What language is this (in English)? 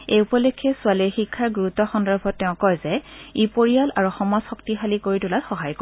Assamese